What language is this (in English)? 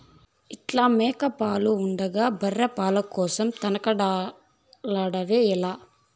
Telugu